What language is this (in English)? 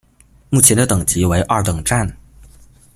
Chinese